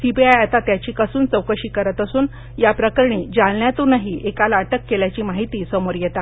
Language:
Marathi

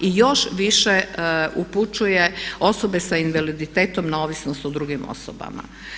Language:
Croatian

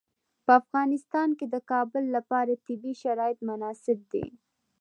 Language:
Pashto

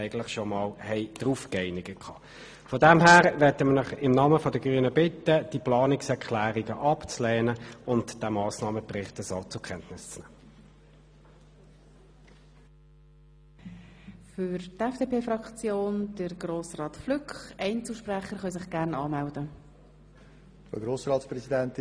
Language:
Swiss German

